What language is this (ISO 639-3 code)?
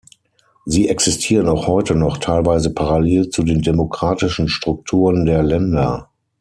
deu